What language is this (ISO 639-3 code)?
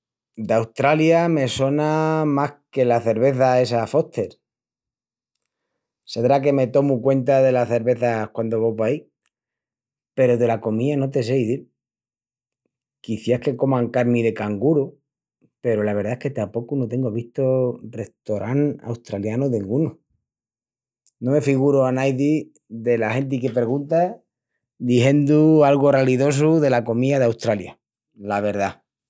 ext